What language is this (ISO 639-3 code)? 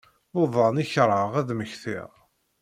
kab